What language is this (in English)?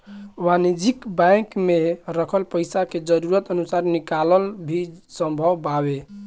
Bhojpuri